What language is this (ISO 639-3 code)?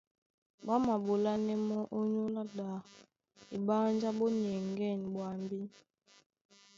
dua